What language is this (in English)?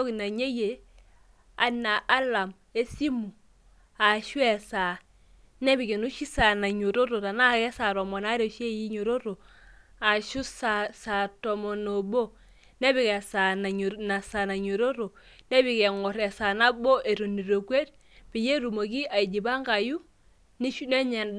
Masai